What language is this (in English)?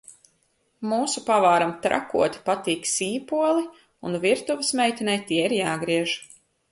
Latvian